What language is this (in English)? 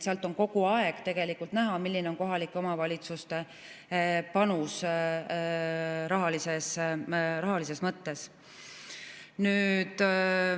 Estonian